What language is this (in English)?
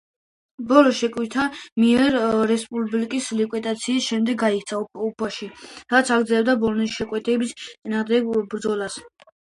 Georgian